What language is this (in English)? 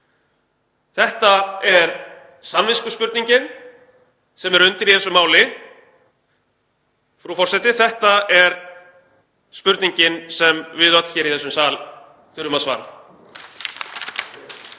Icelandic